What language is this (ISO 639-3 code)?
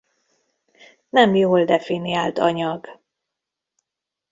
hun